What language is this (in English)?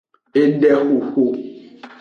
Aja (Benin)